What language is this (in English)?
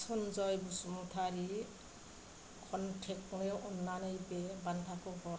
Bodo